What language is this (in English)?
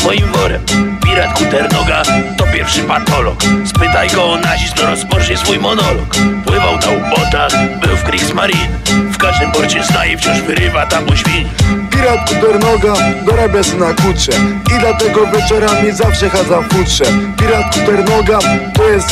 Polish